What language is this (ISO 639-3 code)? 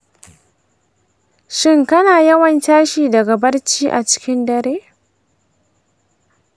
hau